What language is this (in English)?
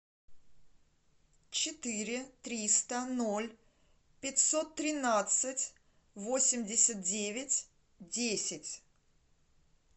Russian